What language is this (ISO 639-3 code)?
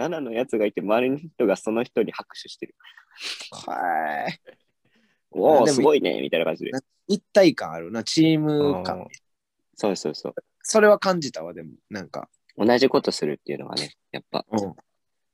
jpn